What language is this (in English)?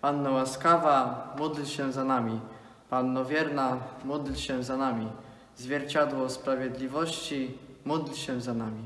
Polish